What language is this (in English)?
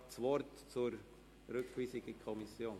Swiss German